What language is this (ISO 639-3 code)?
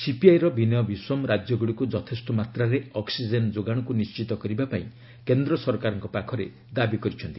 ori